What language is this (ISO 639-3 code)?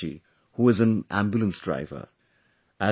eng